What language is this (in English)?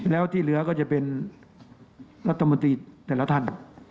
Thai